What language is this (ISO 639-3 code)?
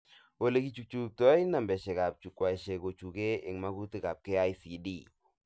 kln